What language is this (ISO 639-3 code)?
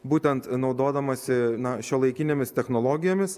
lit